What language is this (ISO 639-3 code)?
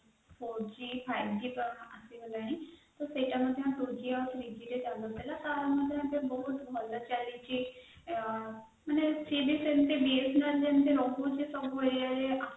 ori